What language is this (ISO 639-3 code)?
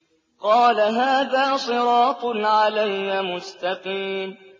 ara